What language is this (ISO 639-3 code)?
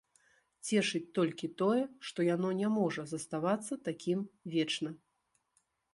bel